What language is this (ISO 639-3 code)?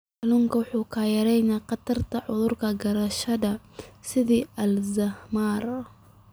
som